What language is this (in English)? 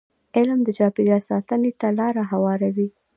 Pashto